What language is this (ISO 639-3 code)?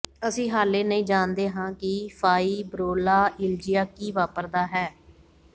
pan